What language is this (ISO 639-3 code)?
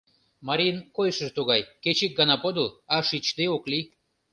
chm